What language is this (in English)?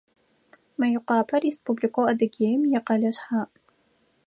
Adyghe